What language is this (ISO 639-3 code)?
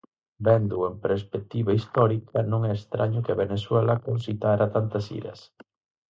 glg